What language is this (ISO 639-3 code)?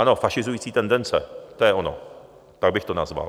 ces